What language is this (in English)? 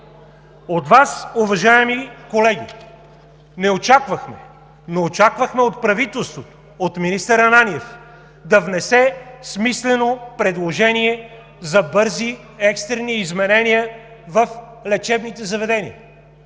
Bulgarian